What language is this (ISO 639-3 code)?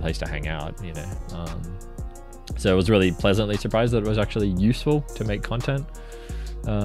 eng